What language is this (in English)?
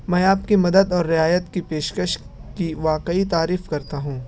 Urdu